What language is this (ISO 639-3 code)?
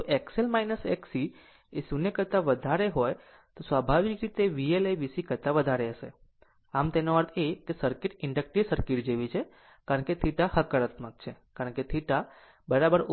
guj